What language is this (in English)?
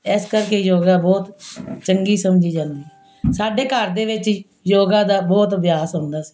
Punjabi